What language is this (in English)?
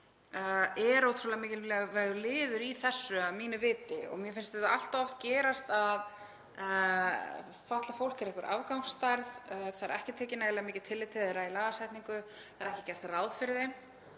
Icelandic